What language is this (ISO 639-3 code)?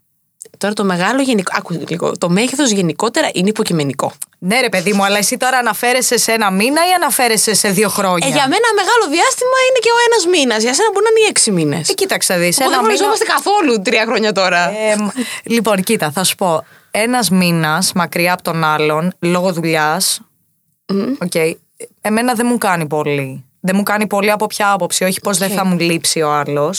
ell